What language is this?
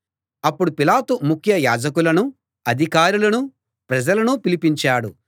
Telugu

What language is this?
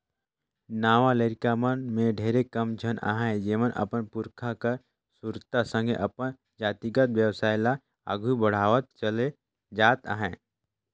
Chhattisgarhi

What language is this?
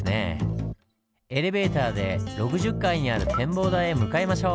Japanese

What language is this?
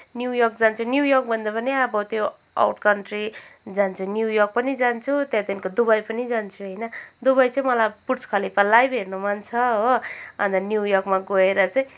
Nepali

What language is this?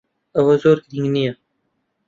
Central Kurdish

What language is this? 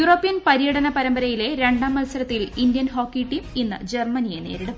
Malayalam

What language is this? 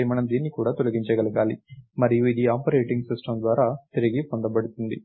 Telugu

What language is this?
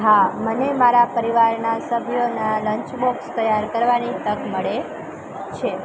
Gujarati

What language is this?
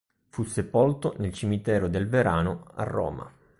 Italian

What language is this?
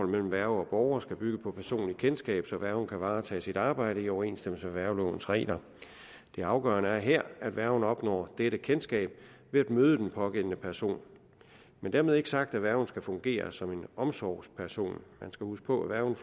Danish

